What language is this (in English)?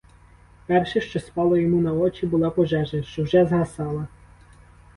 Ukrainian